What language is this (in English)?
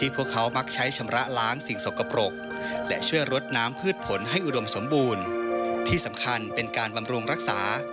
Thai